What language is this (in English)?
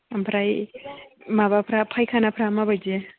Bodo